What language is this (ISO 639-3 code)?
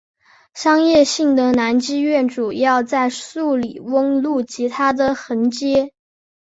zho